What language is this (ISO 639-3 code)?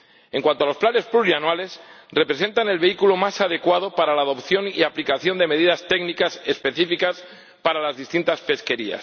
spa